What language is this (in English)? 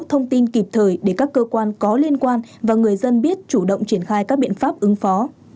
Vietnamese